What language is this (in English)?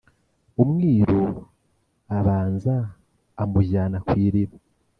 Kinyarwanda